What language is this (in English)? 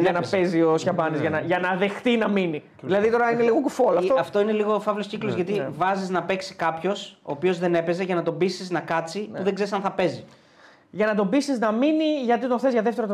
Greek